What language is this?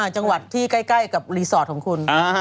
Thai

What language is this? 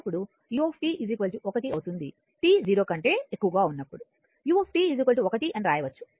Telugu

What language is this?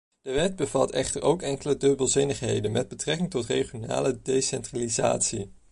Dutch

